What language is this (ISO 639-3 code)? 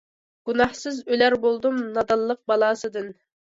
uig